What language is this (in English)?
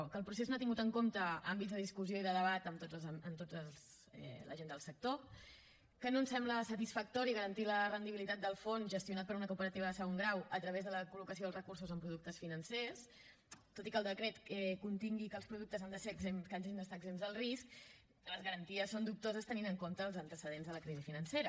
Catalan